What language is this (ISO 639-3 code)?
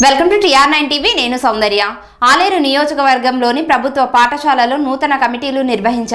hin